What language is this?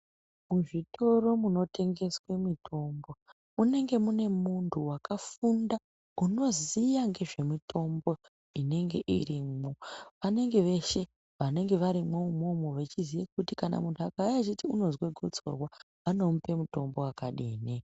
Ndau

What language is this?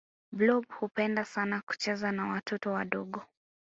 Swahili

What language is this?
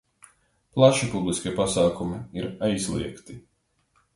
Latvian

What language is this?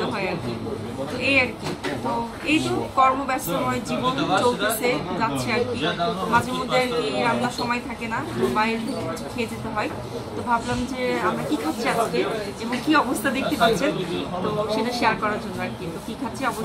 Romanian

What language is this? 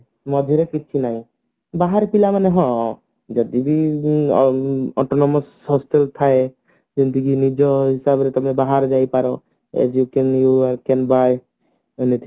Odia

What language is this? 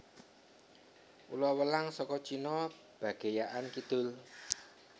Javanese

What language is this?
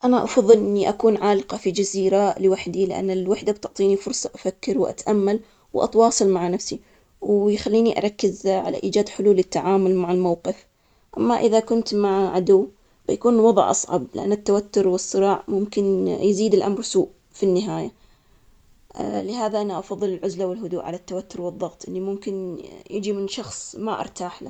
Omani Arabic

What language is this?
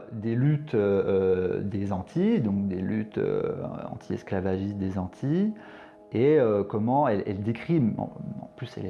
French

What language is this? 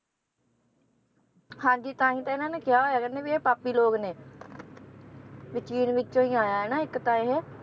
Punjabi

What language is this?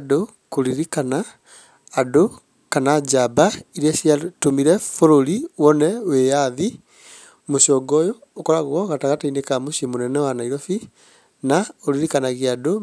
Kikuyu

